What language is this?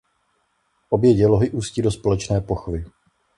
Czech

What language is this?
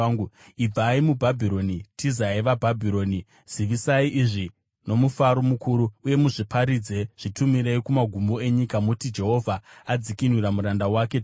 Shona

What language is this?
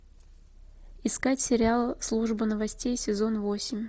Russian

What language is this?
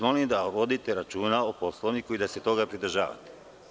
Serbian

